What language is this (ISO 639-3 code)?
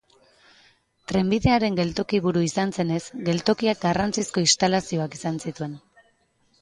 eus